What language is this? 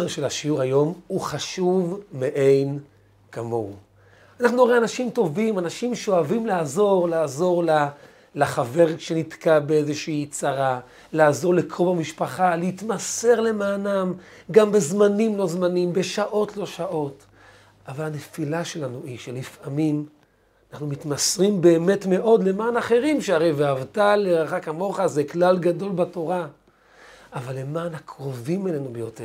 Hebrew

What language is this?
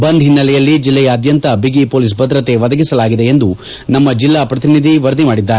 Kannada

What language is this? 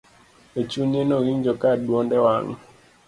Luo (Kenya and Tanzania)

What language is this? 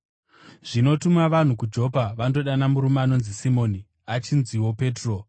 Shona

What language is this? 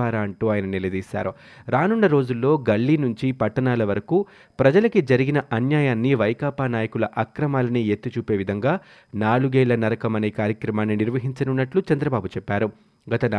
Telugu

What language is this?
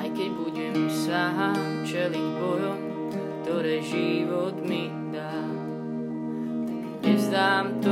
Slovak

